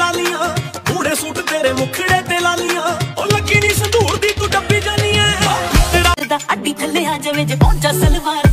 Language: Punjabi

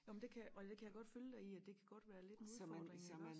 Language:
Danish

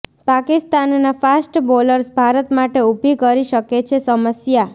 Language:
Gujarati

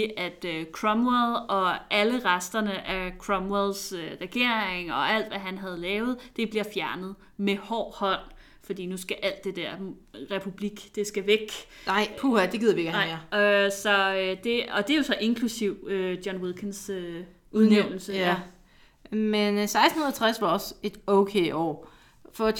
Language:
Danish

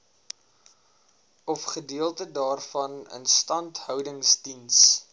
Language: Afrikaans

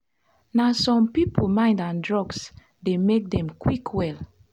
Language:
Nigerian Pidgin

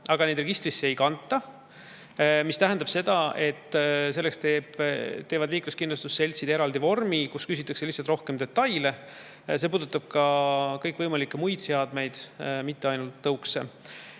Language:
Estonian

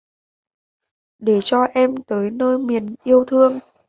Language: Vietnamese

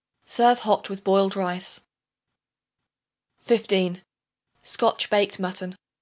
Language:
English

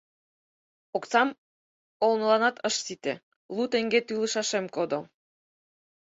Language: Mari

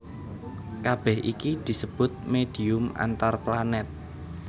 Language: Javanese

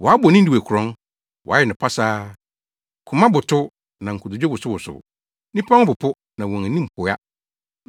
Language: Akan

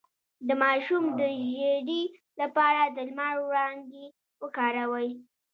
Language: Pashto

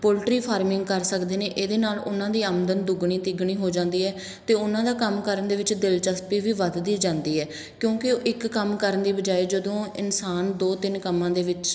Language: Punjabi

